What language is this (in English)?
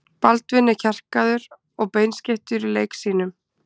Icelandic